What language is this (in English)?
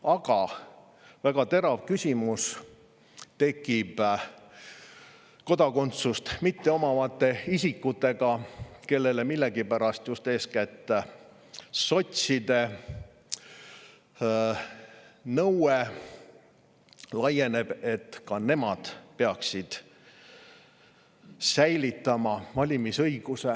Estonian